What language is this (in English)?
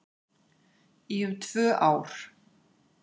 Icelandic